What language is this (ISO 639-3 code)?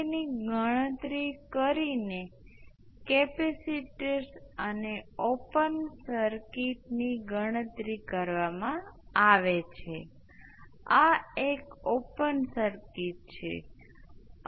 guj